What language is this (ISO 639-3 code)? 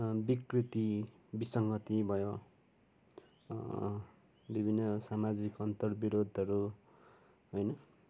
nep